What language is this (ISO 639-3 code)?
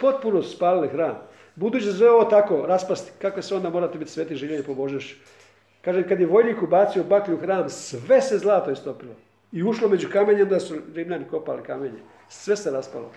hrv